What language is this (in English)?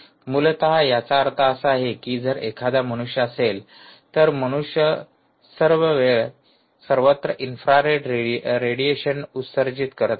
Marathi